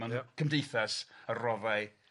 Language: Welsh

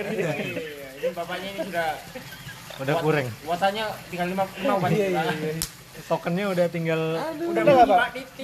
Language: Indonesian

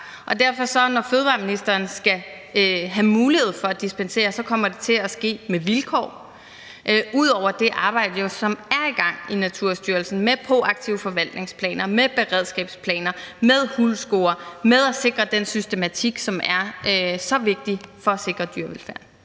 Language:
Danish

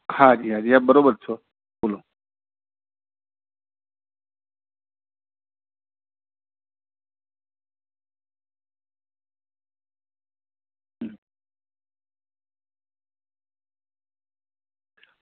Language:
Gujarati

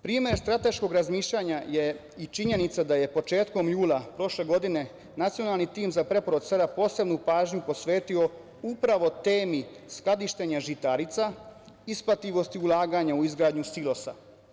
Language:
Serbian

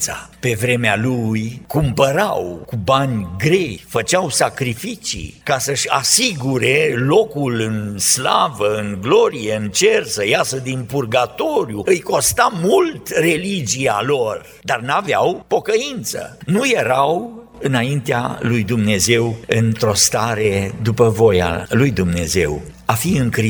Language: Romanian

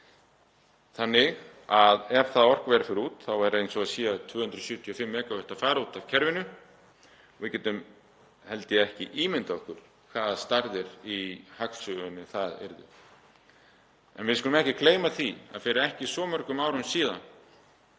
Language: Icelandic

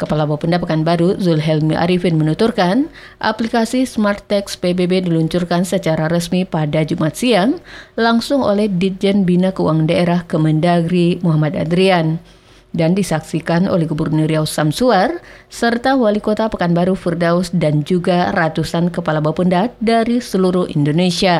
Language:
Indonesian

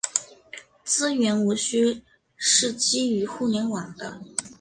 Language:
Chinese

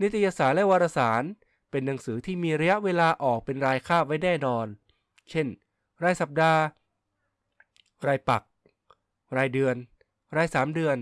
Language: Thai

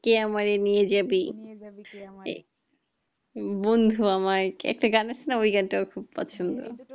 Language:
Bangla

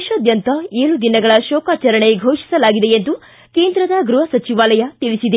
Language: Kannada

